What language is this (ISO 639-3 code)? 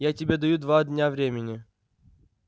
rus